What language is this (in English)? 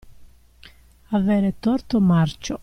Italian